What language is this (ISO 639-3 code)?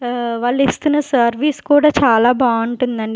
tel